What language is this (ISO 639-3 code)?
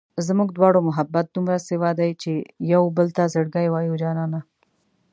pus